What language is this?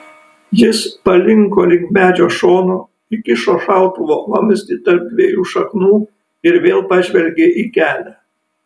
Lithuanian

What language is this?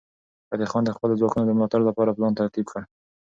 Pashto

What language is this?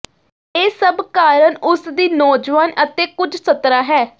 Punjabi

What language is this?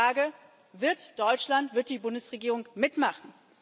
German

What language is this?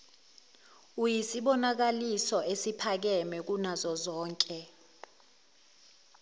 Zulu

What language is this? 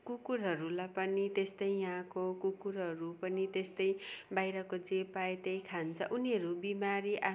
Nepali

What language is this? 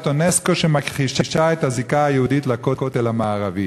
Hebrew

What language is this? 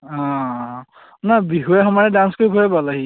Assamese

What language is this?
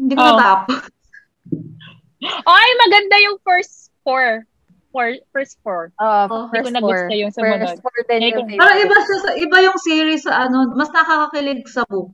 Filipino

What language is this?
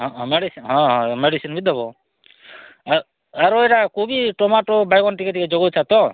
Odia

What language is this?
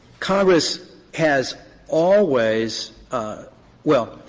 English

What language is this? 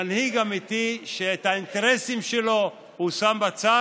Hebrew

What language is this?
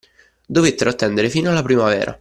Italian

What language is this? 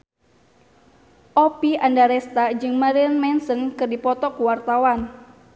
Sundanese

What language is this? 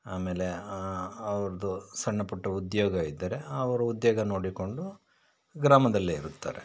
Kannada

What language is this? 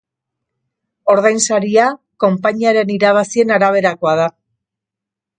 Basque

